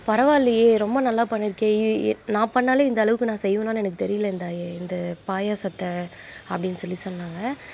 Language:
Tamil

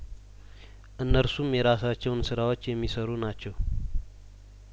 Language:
Amharic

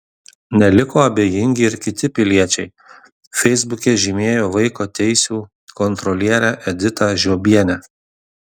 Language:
Lithuanian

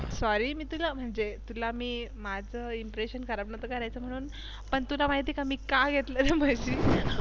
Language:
Marathi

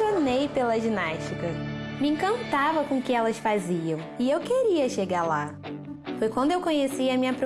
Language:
Portuguese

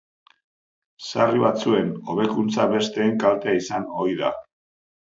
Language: Basque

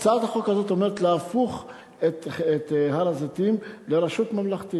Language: Hebrew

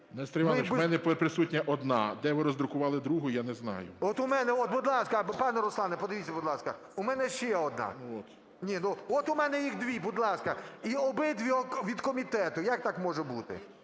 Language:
Ukrainian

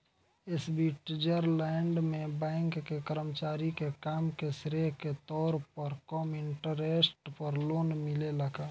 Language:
Bhojpuri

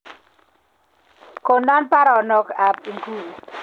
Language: Kalenjin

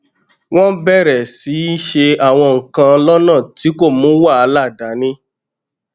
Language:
Yoruba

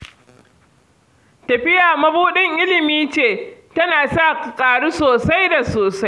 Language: Hausa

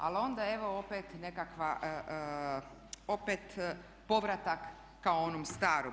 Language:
Croatian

